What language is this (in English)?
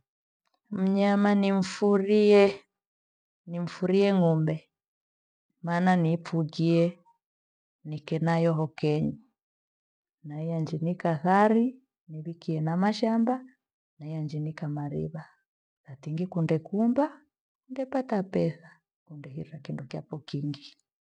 Gweno